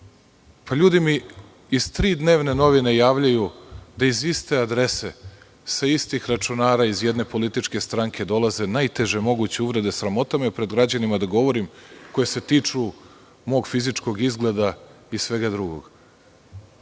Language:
Serbian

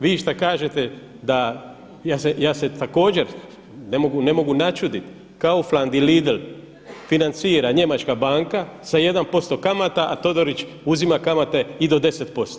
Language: Croatian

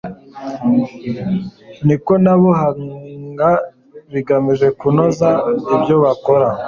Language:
Kinyarwanda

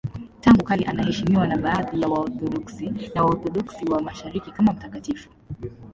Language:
Swahili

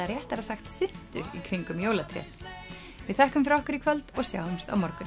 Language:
Icelandic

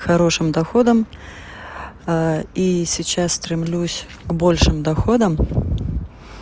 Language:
Russian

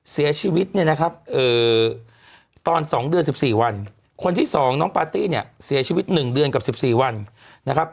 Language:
Thai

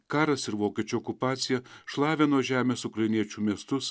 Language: Lithuanian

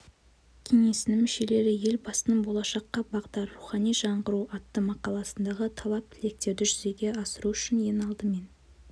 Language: Kazakh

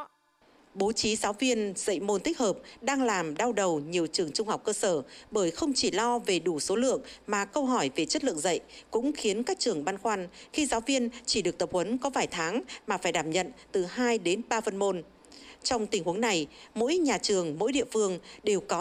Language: Vietnamese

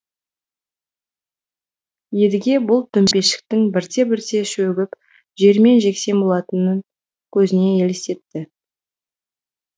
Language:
Kazakh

